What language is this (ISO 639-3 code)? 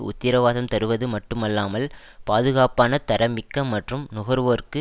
tam